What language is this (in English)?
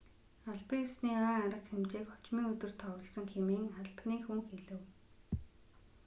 Mongolian